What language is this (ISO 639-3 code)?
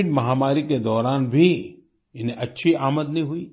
hin